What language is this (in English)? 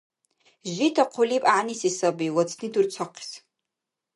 Dargwa